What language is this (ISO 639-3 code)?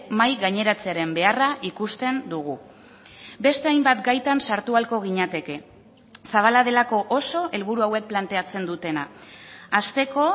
eus